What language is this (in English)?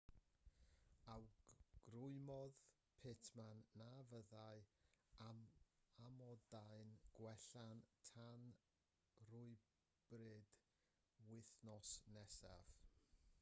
Welsh